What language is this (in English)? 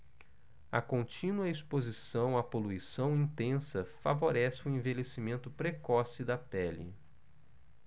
Portuguese